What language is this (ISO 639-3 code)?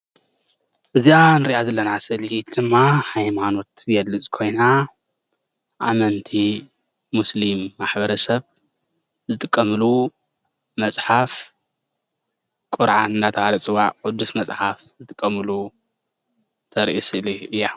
tir